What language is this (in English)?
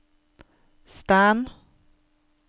Norwegian